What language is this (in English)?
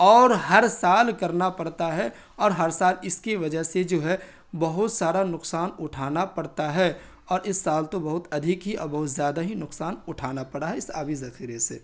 Urdu